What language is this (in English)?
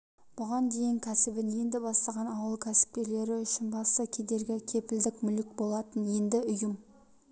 Kazakh